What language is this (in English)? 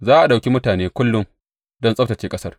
Hausa